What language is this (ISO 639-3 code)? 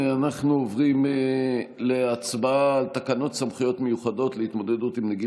heb